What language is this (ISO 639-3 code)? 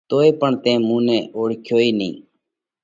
kvx